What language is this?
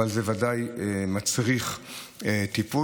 Hebrew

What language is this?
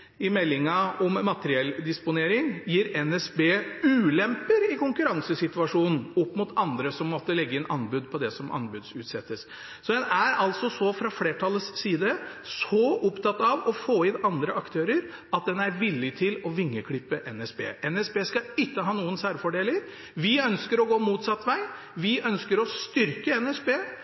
Norwegian Bokmål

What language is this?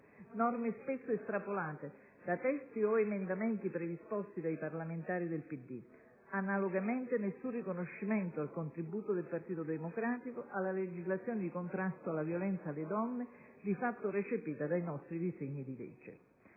Italian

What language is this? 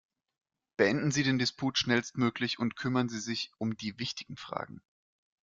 German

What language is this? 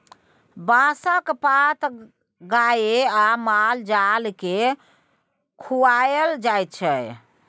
Maithili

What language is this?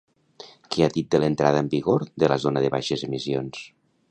Catalan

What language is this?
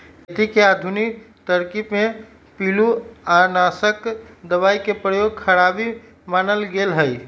Magahi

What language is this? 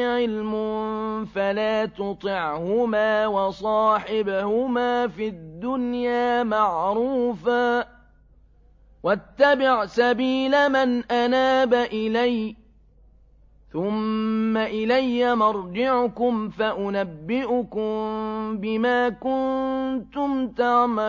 Arabic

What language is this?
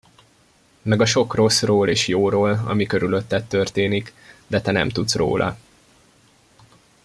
Hungarian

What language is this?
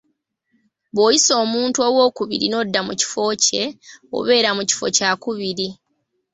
Ganda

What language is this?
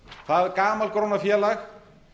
Icelandic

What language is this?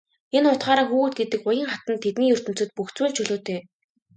Mongolian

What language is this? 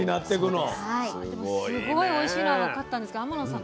Japanese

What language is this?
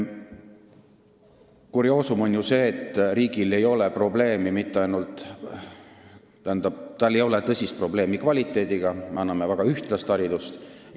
Estonian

